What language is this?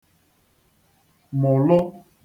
Igbo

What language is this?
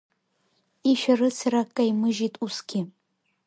Abkhazian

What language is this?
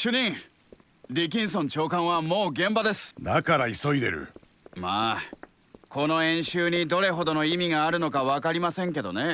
Japanese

